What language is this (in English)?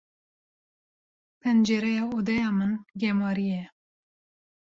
Kurdish